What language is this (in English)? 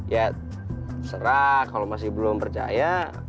Indonesian